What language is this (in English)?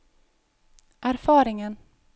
Norwegian